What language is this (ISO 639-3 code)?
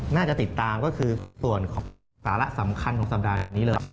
tha